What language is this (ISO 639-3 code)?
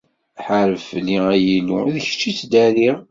kab